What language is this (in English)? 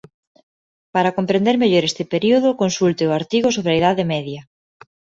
Galician